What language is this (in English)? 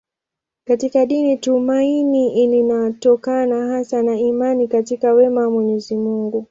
Swahili